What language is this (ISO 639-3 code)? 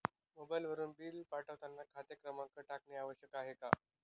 mar